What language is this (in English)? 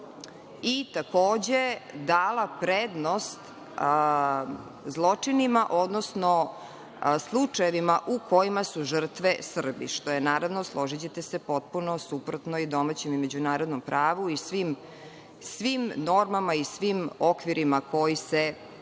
Serbian